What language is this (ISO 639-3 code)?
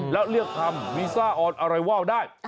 tha